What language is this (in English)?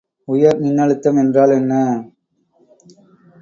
Tamil